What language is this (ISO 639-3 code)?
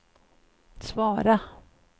swe